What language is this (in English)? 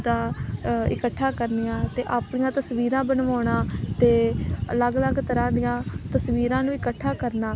Punjabi